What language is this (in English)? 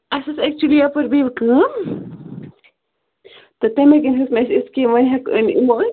Kashmiri